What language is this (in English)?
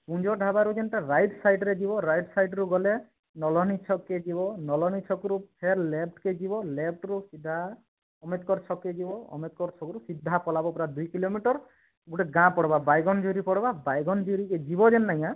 Odia